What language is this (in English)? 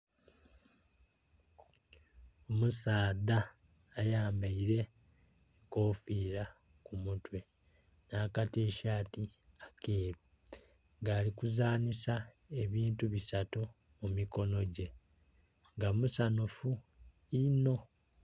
Soga